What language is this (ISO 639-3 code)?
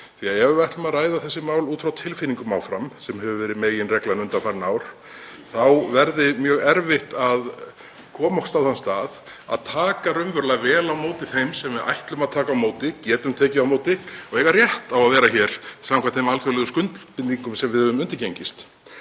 isl